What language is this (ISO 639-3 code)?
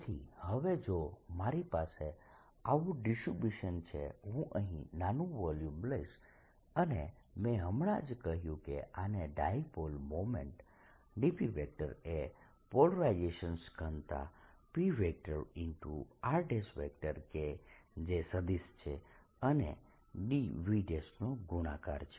guj